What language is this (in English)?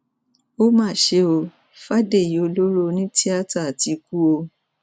Yoruba